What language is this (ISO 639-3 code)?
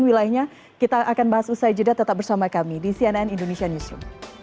ind